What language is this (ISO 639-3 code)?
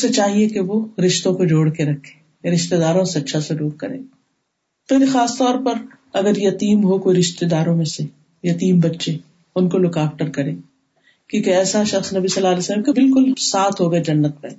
urd